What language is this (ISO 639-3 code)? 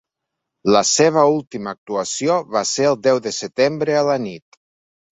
cat